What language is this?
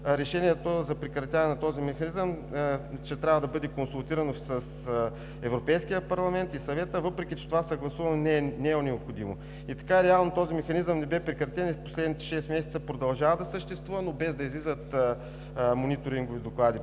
Bulgarian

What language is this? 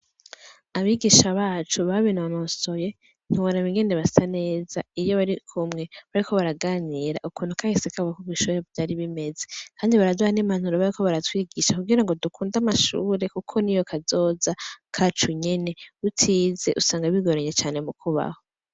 Rundi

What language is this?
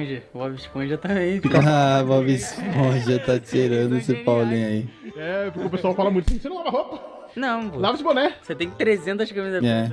Portuguese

